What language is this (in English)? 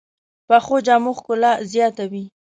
Pashto